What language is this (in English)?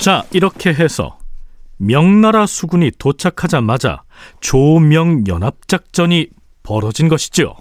Korean